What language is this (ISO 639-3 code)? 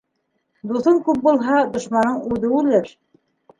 bak